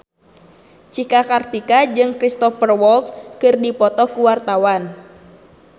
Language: Sundanese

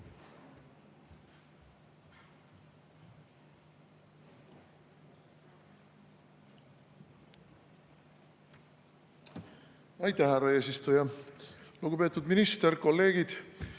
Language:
Estonian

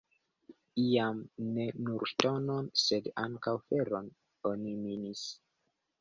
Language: Esperanto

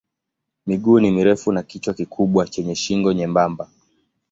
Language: Swahili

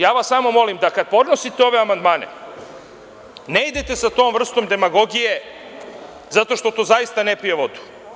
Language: Serbian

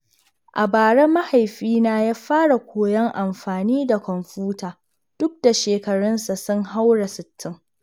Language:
Hausa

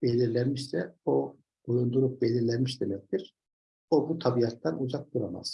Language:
Turkish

